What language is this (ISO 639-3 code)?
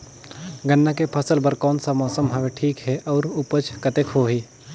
hne